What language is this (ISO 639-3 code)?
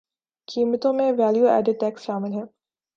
urd